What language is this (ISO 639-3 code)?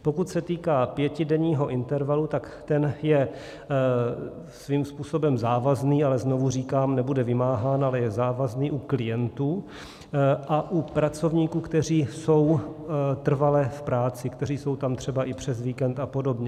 ces